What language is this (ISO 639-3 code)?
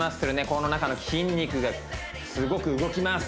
jpn